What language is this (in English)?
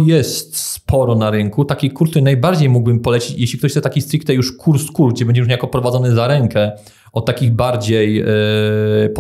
Polish